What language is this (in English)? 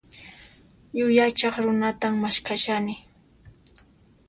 Puno Quechua